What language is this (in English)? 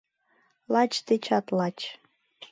Mari